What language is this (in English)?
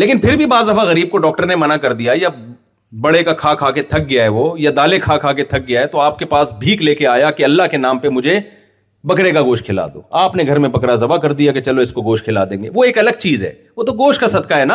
Urdu